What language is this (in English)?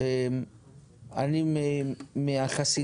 Hebrew